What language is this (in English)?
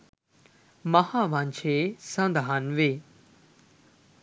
Sinhala